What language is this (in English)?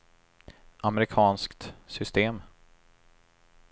Swedish